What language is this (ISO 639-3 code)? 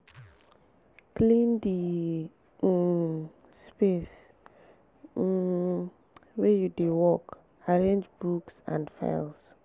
pcm